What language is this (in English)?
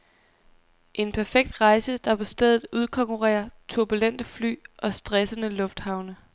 Danish